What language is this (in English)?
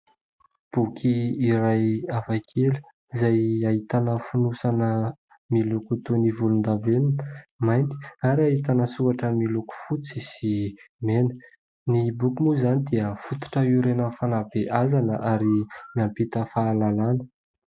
Malagasy